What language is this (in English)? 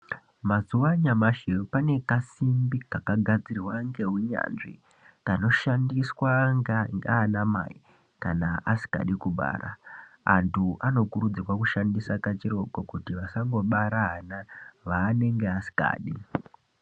Ndau